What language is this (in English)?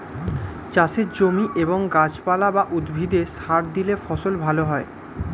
Bangla